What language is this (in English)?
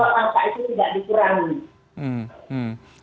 Indonesian